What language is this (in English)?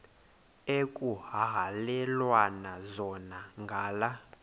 Xhosa